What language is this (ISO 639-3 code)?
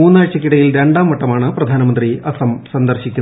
mal